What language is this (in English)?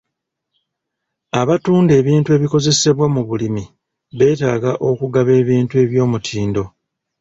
Ganda